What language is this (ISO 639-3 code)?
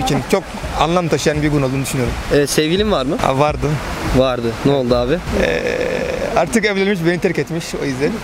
tur